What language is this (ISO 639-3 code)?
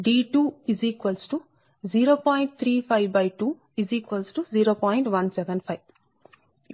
tel